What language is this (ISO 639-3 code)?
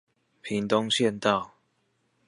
zho